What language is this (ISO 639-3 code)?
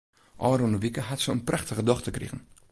fry